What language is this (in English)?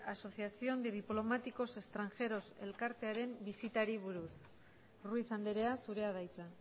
Basque